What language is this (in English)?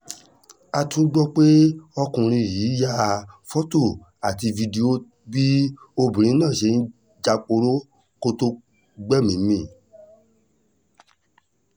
Yoruba